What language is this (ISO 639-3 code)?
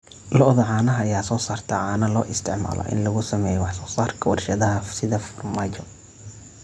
som